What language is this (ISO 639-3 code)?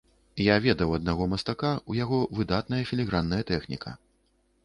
bel